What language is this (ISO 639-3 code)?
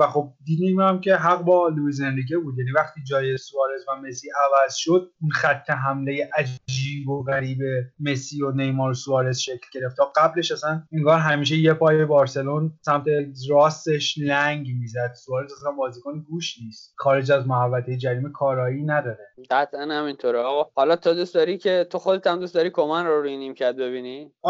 fas